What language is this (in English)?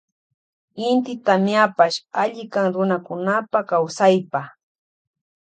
Loja Highland Quichua